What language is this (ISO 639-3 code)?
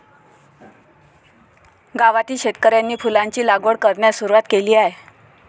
mar